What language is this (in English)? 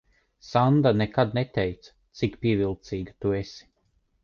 Latvian